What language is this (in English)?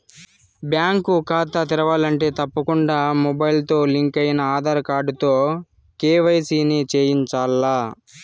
Telugu